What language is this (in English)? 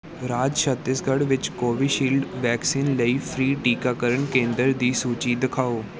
Punjabi